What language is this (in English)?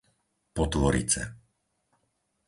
Slovak